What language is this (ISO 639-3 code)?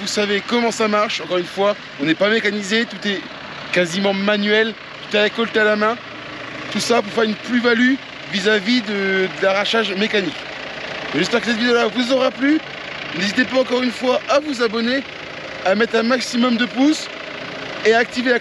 fra